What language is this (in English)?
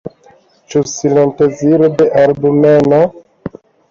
Esperanto